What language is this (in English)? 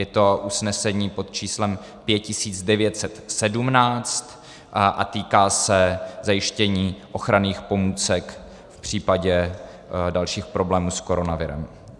Czech